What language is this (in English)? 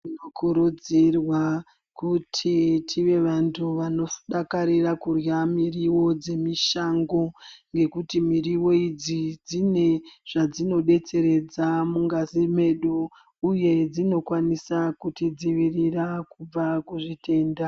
Ndau